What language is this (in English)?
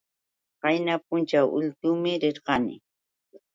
Yauyos Quechua